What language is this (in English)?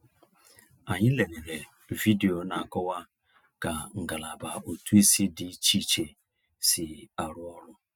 Igbo